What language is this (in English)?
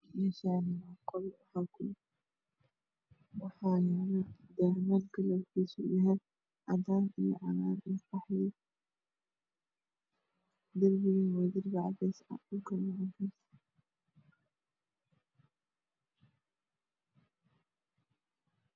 Somali